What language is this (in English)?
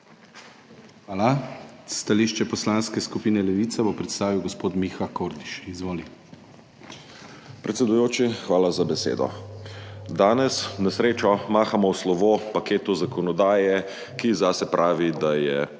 Slovenian